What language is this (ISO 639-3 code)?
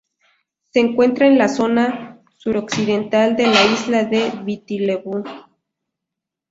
spa